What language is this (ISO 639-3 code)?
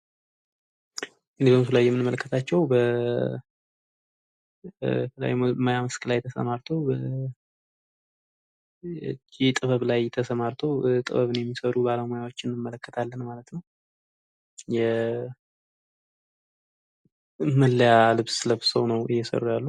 amh